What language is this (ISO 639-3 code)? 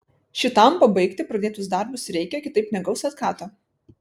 lit